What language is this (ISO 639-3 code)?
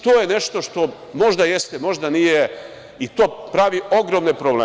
srp